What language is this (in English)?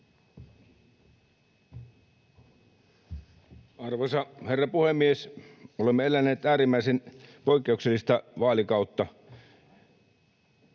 Finnish